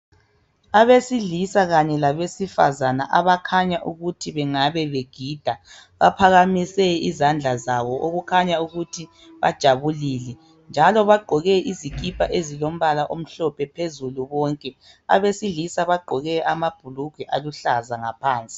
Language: North Ndebele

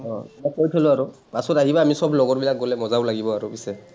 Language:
Assamese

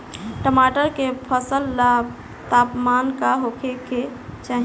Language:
Bhojpuri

